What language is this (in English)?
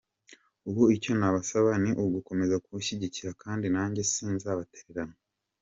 Kinyarwanda